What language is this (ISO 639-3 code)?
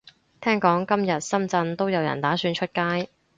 yue